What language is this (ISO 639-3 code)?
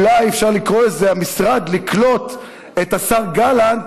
heb